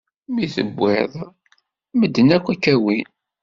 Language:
Kabyle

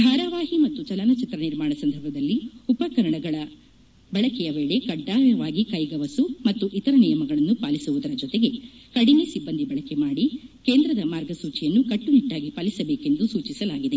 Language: Kannada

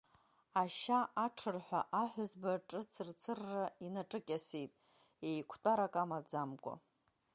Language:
Abkhazian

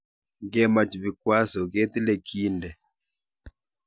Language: Kalenjin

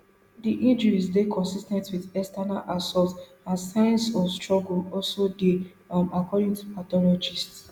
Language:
Nigerian Pidgin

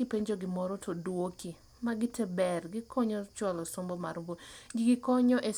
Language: Luo (Kenya and Tanzania)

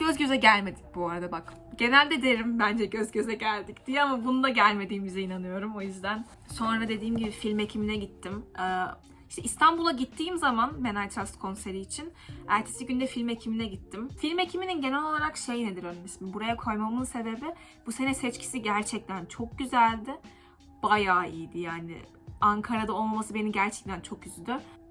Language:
Turkish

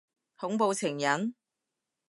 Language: Cantonese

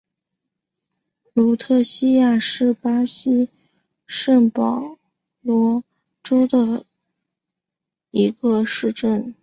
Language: Chinese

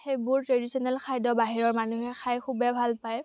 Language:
Assamese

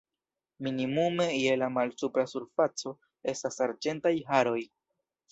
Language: Esperanto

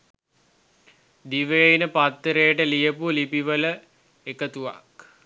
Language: Sinhala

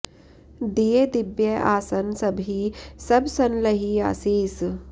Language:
Sanskrit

